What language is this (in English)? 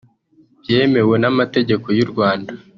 Kinyarwanda